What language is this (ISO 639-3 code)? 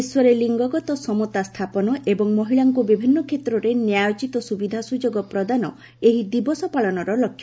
ori